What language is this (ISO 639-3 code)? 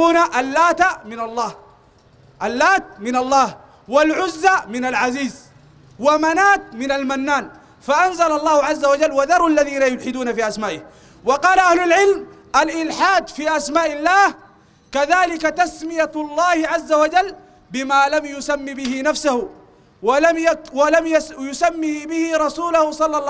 ara